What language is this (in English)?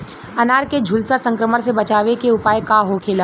Bhojpuri